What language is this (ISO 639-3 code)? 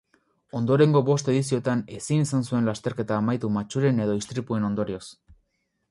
eus